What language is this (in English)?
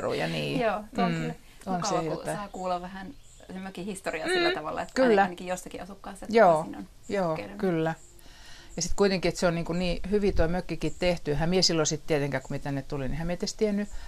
Finnish